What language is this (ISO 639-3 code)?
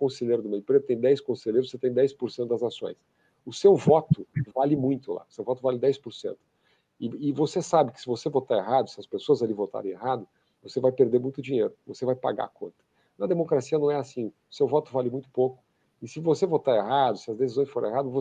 por